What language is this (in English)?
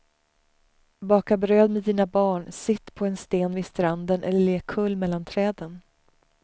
Swedish